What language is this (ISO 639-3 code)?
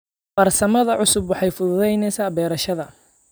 som